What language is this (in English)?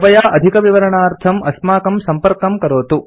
Sanskrit